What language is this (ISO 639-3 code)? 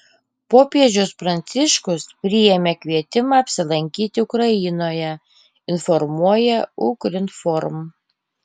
lit